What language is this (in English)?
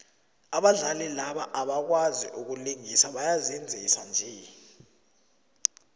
South Ndebele